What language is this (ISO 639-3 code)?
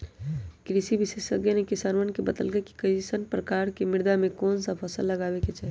mag